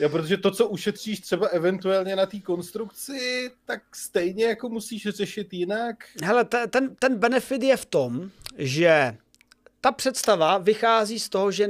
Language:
Czech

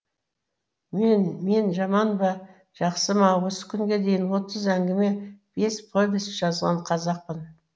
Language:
Kazakh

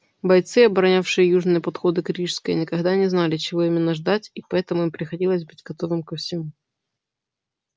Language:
Russian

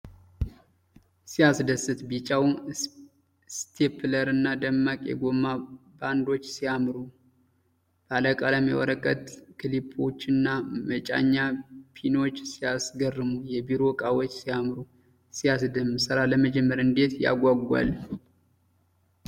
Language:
Amharic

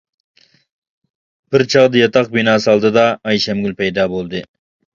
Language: Uyghur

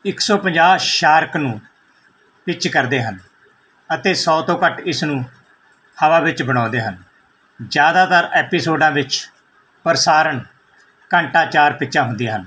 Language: Punjabi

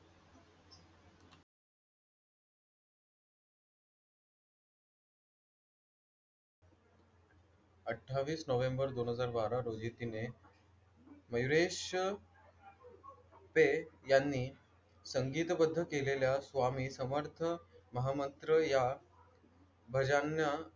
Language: Marathi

